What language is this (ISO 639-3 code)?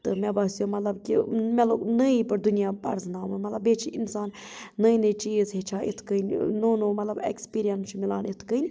kas